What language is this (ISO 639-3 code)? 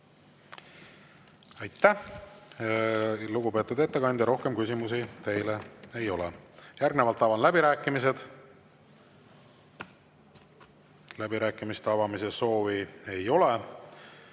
est